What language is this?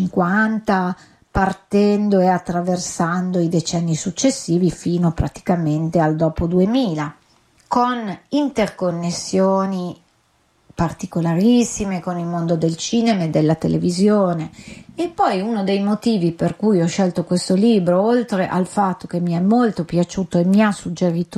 Italian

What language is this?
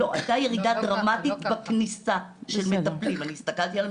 Hebrew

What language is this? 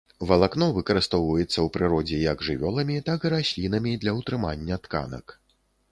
Belarusian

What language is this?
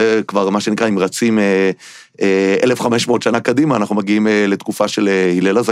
Hebrew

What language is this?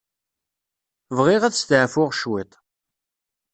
Kabyle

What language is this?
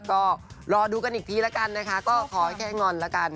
Thai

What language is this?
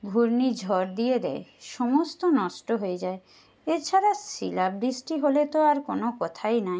Bangla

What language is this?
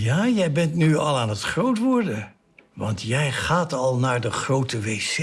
Dutch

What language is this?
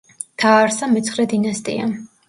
Georgian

